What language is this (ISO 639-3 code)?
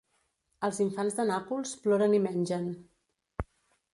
cat